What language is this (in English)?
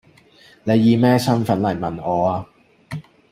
Cantonese